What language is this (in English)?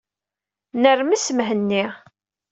Kabyle